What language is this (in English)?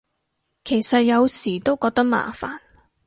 Cantonese